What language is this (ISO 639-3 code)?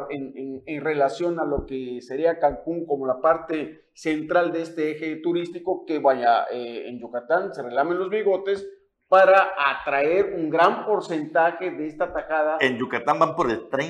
spa